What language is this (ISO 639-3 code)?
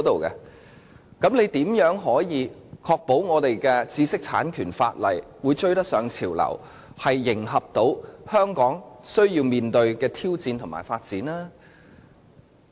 yue